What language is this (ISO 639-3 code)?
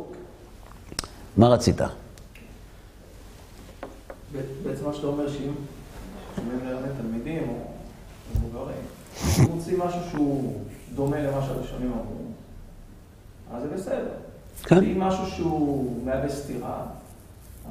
heb